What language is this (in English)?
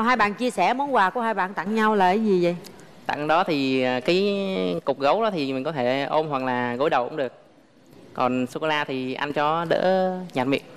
Vietnamese